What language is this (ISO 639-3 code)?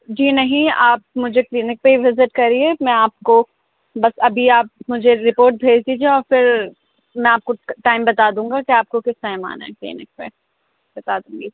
urd